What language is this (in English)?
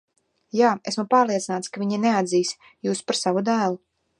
Latvian